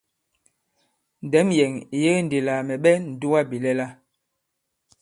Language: Bankon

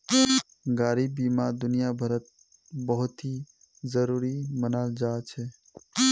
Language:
Magahi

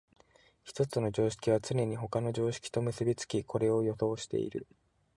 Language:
Japanese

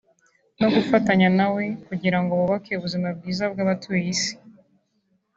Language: Kinyarwanda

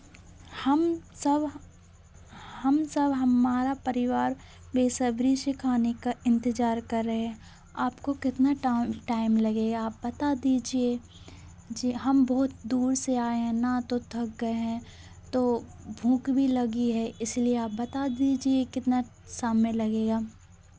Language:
Hindi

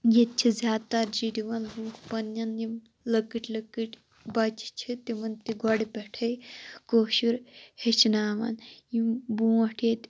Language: Kashmiri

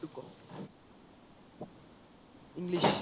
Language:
Assamese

